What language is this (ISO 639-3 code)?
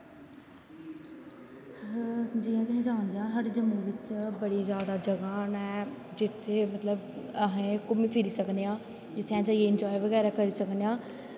doi